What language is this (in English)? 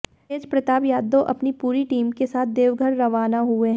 Hindi